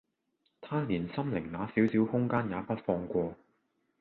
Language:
Cantonese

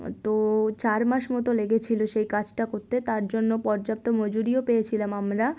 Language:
Bangla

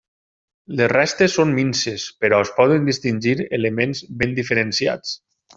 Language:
Catalan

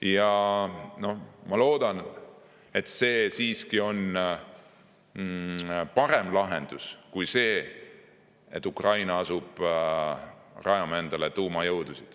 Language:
Estonian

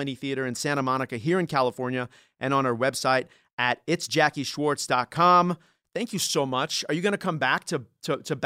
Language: English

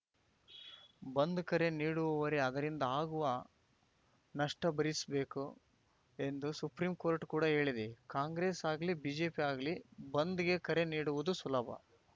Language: Kannada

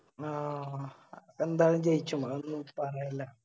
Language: Malayalam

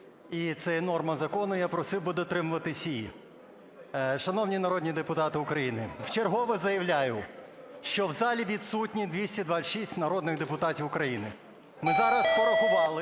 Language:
Ukrainian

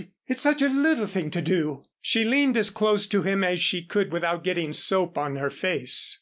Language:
English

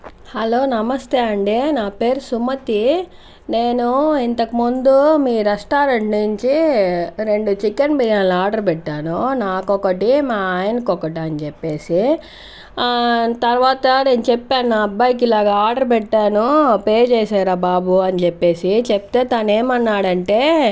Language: Telugu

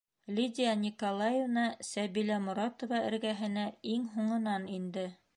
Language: Bashkir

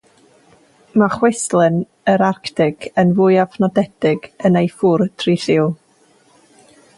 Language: Welsh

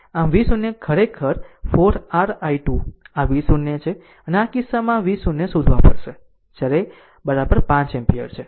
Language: Gujarati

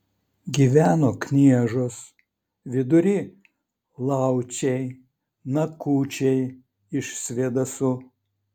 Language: Lithuanian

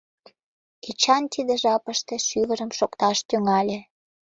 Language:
Mari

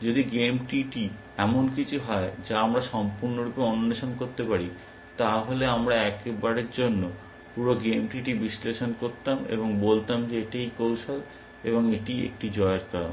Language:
Bangla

